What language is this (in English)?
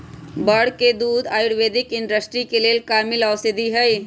Magahi